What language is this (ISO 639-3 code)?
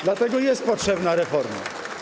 pol